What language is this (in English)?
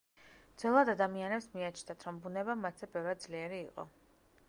Georgian